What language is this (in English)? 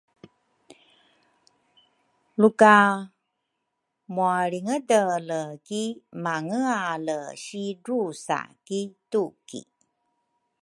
Rukai